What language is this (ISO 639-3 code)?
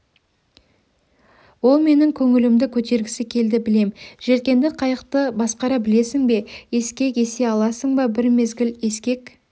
kaz